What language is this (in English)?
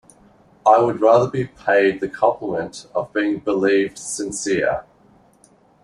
English